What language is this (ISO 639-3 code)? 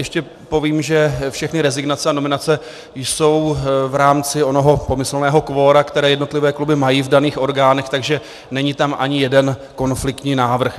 ces